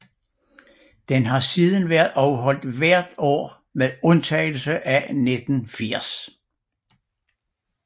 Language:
Danish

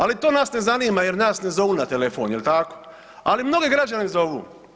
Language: Croatian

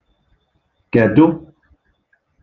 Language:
Igbo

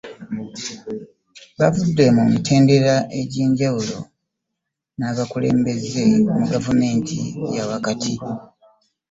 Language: Ganda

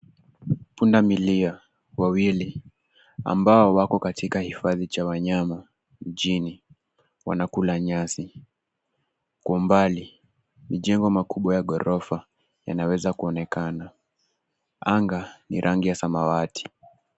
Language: Swahili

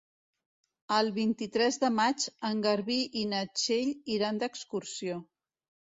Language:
Catalan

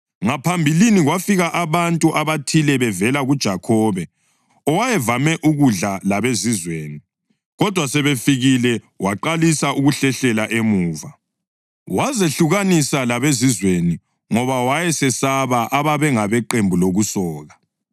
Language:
North Ndebele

